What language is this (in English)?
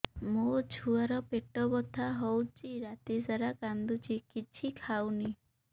Odia